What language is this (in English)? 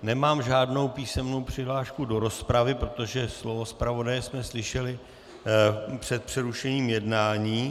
Czech